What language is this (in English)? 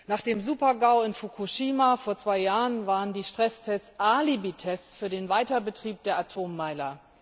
German